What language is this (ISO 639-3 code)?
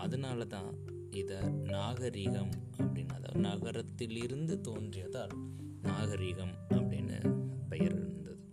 tam